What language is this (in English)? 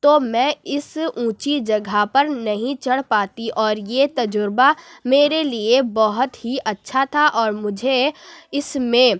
Urdu